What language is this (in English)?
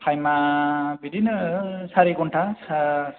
Bodo